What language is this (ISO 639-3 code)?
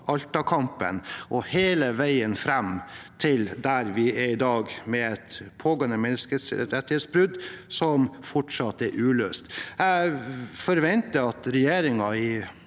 nor